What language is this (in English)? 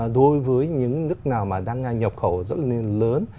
Vietnamese